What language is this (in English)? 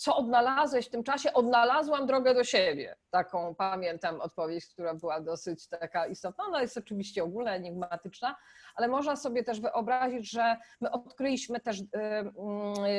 Polish